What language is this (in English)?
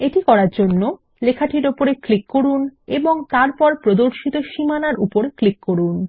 Bangla